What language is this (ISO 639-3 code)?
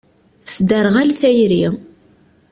kab